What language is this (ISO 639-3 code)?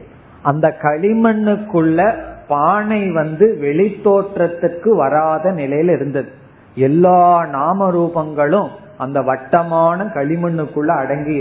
tam